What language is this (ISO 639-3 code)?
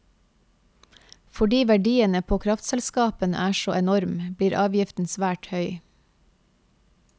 nor